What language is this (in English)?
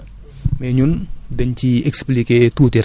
Wolof